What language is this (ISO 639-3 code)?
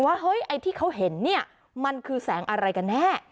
tha